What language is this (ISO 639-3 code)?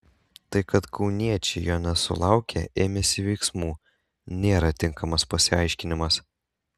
lit